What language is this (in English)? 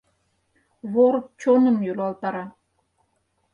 Mari